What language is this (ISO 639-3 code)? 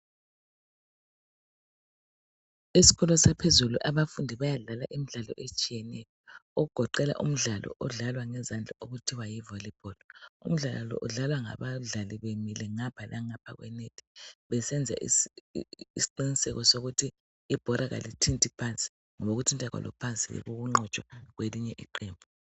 nde